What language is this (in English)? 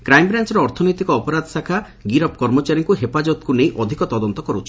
Odia